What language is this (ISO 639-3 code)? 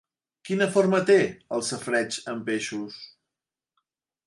cat